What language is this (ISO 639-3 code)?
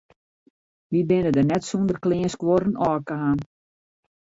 fry